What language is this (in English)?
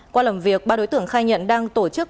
Vietnamese